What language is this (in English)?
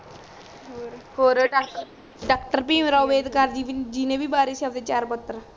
Punjabi